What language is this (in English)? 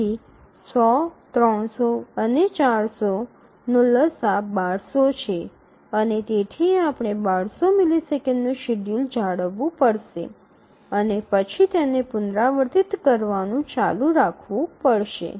Gujarati